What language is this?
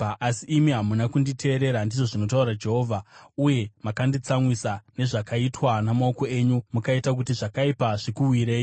Shona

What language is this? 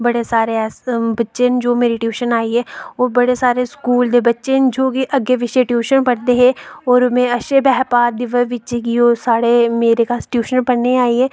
Dogri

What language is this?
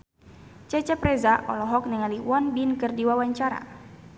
Sundanese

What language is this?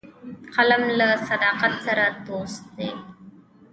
Pashto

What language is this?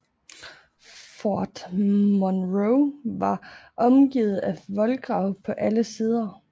Danish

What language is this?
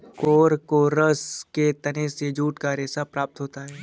Hindi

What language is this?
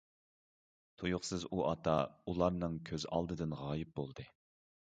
Uyghur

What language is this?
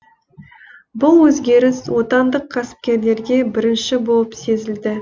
Kazakh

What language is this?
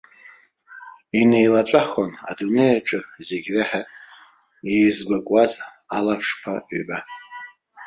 Abkhazian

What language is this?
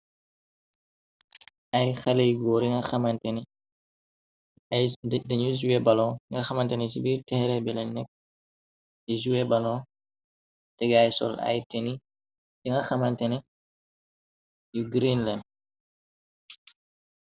Wolof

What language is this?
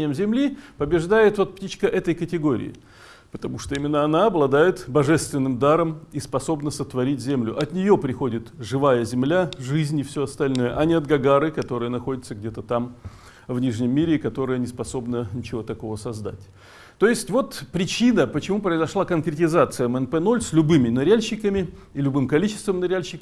Russian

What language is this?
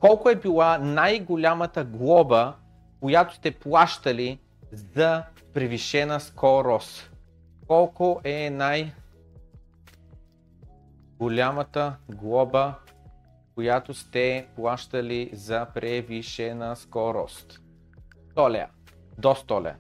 Bulgarian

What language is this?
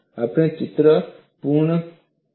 Gujarati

